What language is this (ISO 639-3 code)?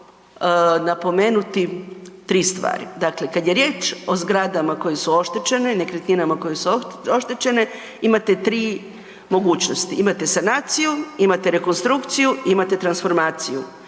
hrv